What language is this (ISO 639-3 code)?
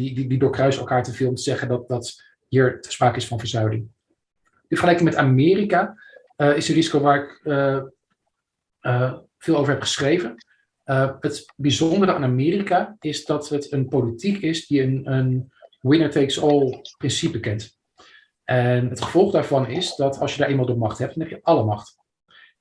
nld